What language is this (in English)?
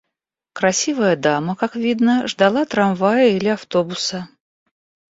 Russian